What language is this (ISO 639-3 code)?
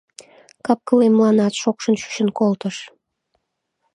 chm